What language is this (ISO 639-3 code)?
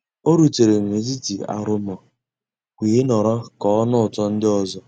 ibo